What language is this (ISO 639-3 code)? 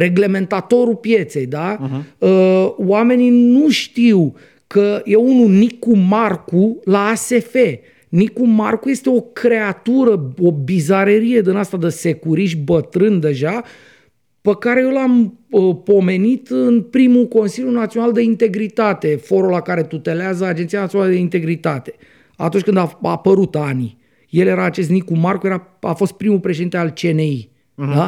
ron